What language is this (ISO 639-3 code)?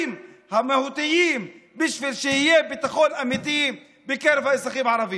heb